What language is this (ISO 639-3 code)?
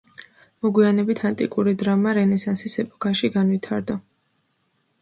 kat